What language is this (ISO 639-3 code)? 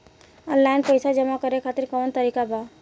bho